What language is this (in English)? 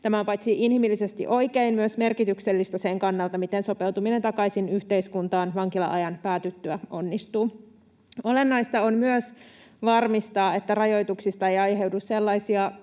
Finnish